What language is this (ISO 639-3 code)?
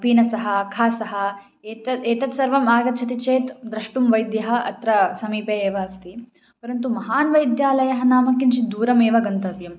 san